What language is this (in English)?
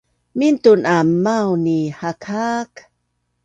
Bunun